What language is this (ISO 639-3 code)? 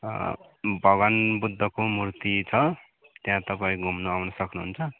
nep